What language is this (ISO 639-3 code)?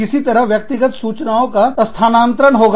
hin